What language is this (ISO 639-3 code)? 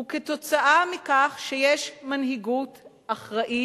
heb